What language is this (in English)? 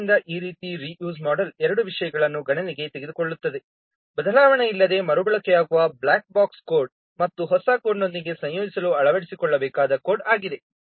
Kannada